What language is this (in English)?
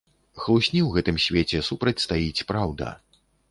Belarusian